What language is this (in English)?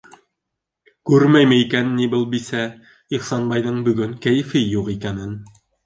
Bashkir